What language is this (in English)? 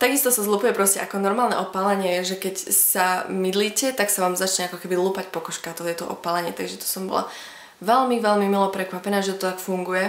Slovak